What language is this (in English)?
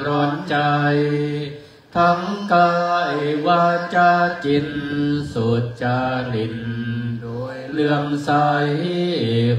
Thai